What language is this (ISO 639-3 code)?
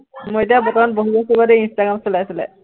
asm